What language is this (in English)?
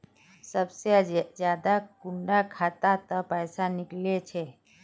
Magahi